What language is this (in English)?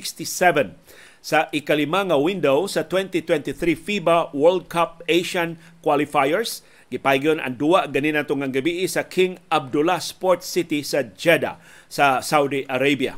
Filipino